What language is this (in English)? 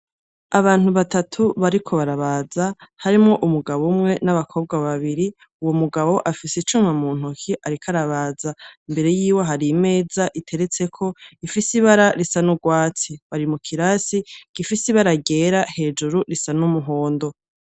Rundi